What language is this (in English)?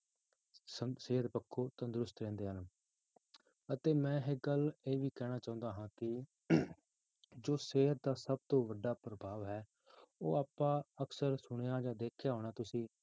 Punjabi